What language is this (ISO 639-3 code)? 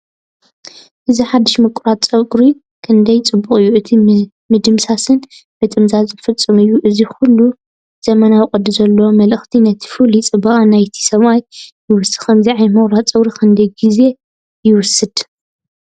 tir